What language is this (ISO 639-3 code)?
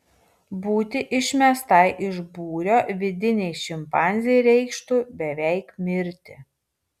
lit